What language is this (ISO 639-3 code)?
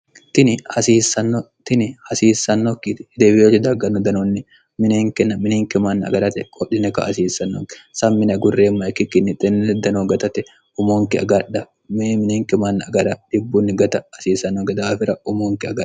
sid